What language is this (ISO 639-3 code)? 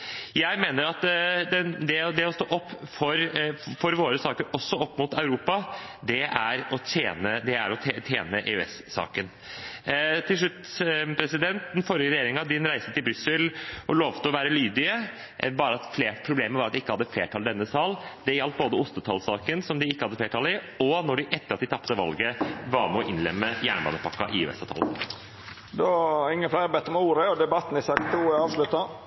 nor